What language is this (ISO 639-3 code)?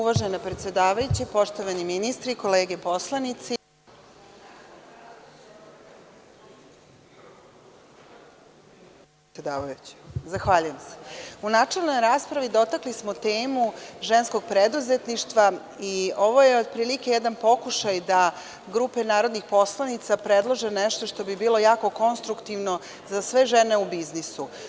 srp